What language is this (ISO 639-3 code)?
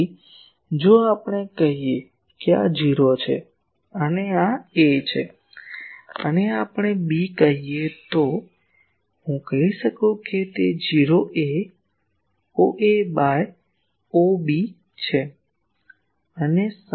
guj